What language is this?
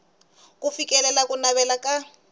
Tsonga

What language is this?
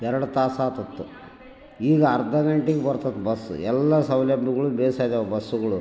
Kannada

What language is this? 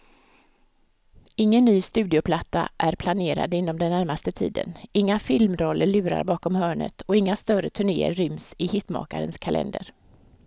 Swedish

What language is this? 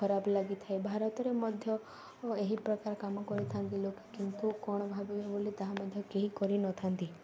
Odia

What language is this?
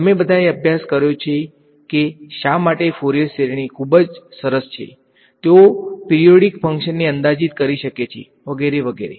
Gujarati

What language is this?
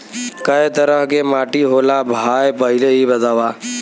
Bhojpuri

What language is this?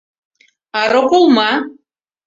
Mari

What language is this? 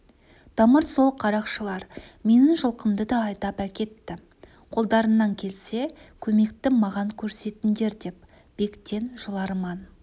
Kazakh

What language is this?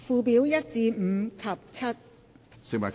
Cantonese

